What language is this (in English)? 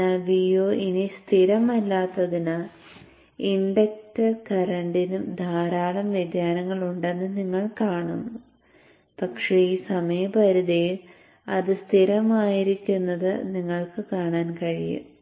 Malayalam